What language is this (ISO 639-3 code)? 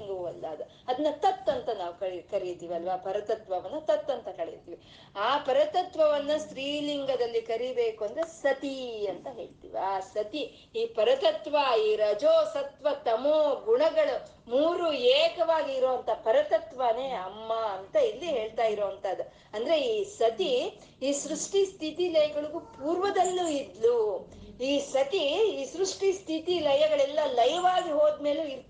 kan